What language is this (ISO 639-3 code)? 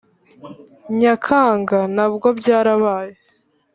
kin